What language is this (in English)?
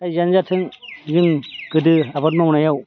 Bodo